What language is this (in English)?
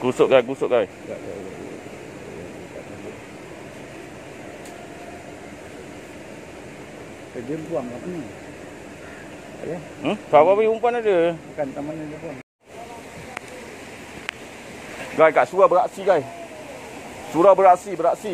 Malay